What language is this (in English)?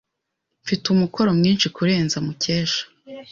Kinyarwanda